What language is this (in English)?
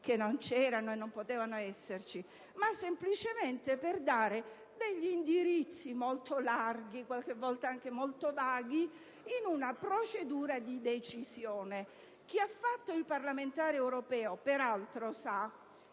Italian